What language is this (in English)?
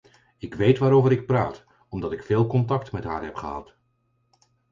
Dutch